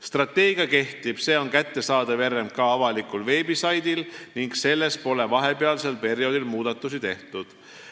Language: Estonian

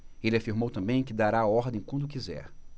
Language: Portuguese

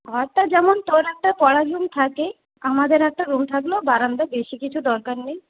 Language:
Bangla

